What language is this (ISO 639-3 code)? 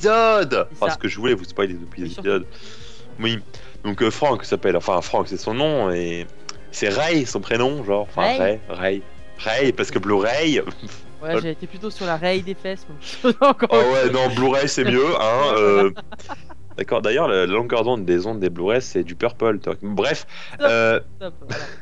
fra